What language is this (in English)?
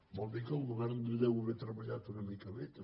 Catalan